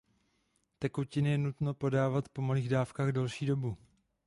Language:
Czech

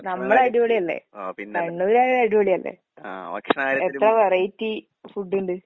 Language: Malayalam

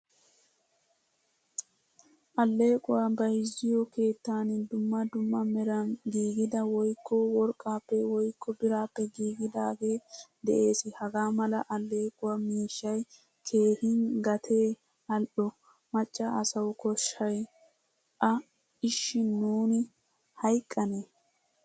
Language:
Wolaytta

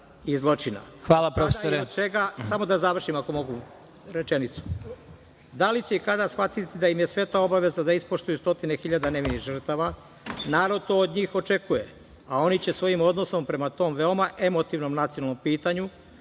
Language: Serbian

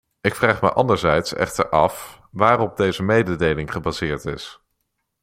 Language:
Dutch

